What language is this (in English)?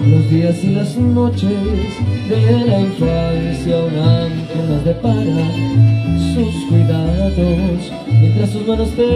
Spanish